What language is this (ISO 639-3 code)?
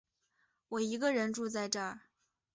zho